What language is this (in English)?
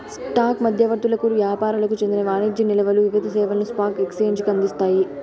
Telugu